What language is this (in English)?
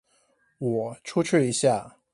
Chinese